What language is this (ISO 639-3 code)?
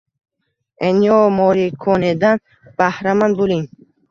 uzb